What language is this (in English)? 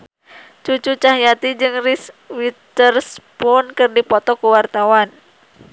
Sundanese